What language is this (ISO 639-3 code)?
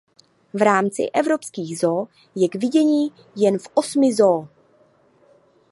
ces